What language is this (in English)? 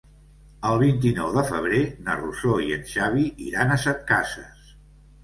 Catalan